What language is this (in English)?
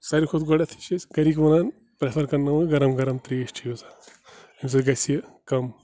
Kashmiri